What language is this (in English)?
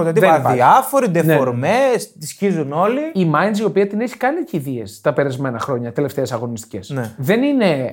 Greek